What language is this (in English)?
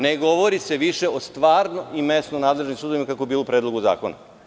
Serbian